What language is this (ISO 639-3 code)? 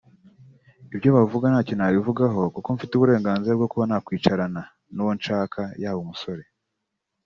kin